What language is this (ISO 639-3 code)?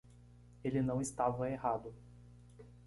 por